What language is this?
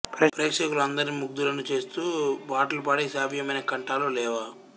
Telugu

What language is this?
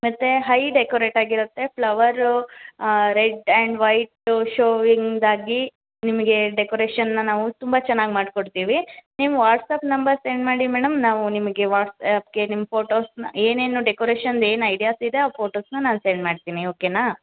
Kannada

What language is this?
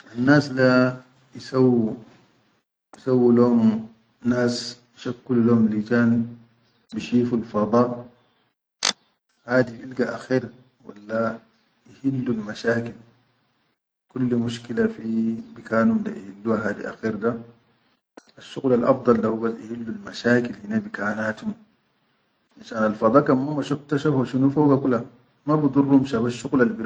Chadian Arabic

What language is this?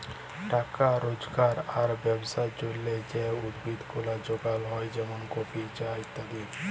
Bangla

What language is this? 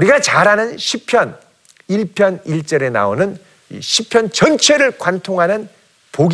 Korean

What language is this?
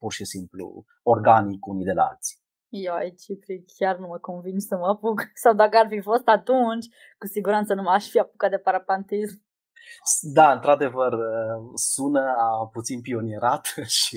Romanian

